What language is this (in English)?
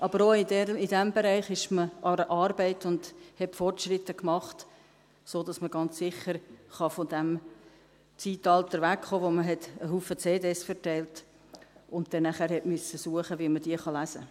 Swiss German